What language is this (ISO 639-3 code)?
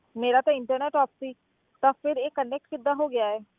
pan